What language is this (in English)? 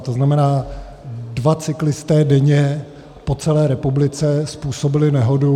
Czech